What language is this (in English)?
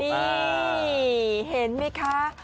Thai